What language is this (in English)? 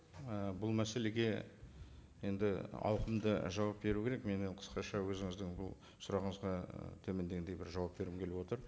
Kazakh